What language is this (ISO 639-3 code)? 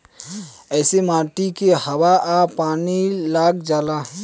bho